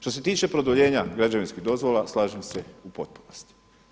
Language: Croatian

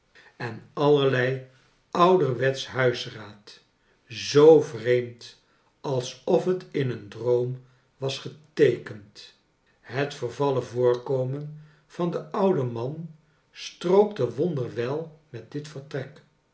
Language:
Dutch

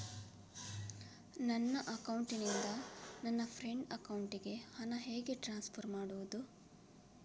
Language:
Kannada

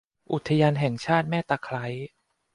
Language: Thai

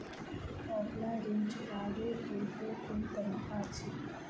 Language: Maithili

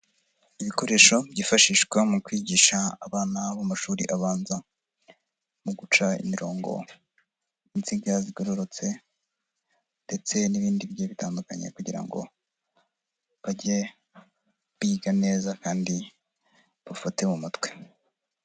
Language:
Kinyarwanda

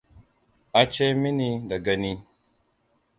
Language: Hausa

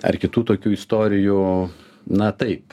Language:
Lithuanian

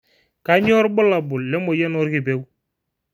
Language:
Masai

